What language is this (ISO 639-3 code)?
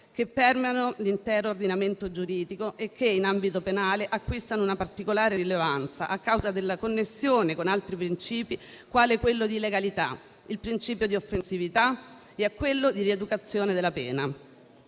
ita